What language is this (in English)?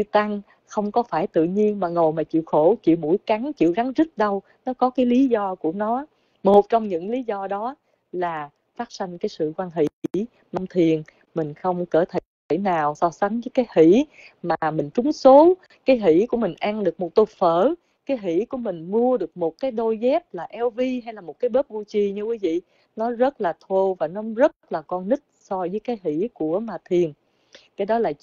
Vietnamese